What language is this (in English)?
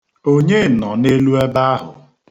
Igbo